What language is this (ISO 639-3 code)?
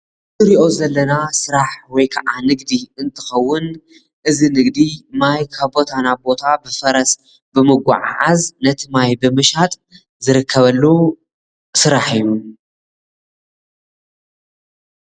tir